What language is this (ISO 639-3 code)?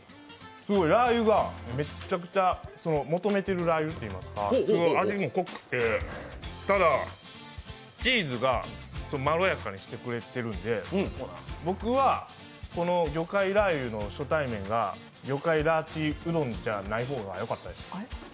jpn